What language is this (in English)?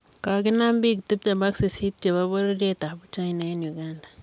Kalenjin